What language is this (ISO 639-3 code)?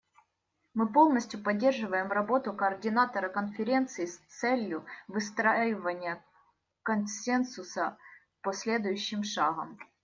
rus